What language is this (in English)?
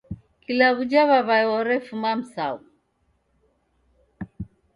Taita